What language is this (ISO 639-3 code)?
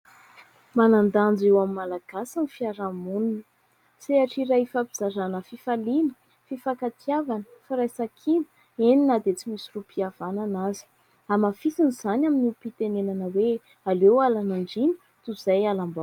mlg